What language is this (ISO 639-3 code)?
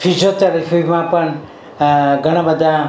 guj